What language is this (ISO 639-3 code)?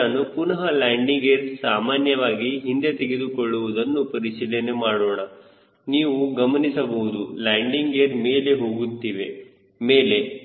kan